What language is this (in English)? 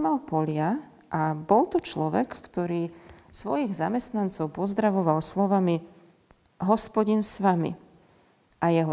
Slovak